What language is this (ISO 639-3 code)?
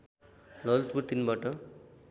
nep